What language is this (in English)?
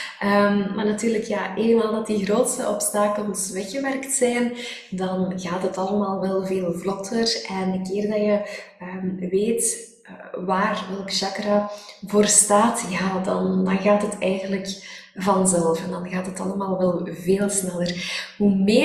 Dutch